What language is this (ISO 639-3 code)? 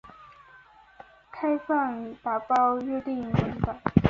zho